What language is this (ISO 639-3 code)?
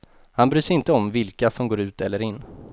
swe